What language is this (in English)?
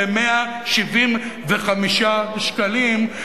Hebrew